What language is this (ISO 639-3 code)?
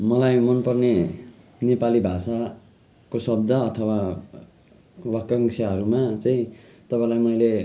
nep